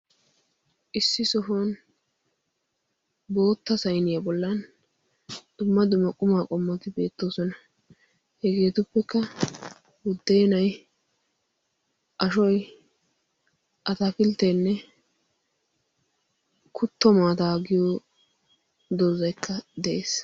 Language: Wolaytta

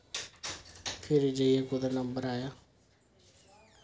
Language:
Dogri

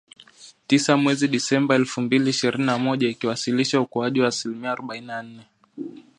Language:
Swahili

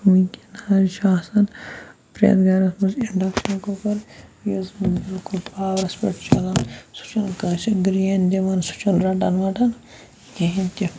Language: Kashmiri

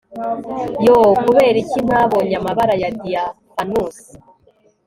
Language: Kinyarwanda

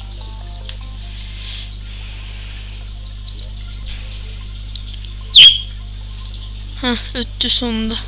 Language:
Turkish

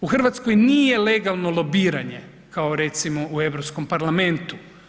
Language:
Croatian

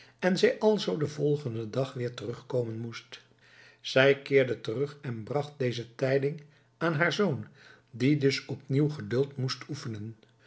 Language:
Dutch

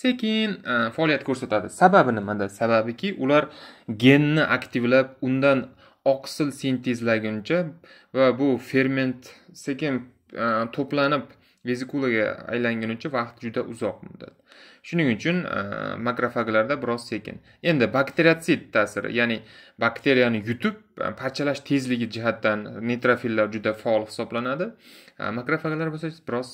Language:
Turkish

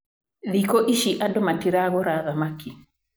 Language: Kikuyu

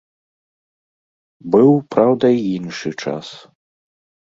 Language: Belarusian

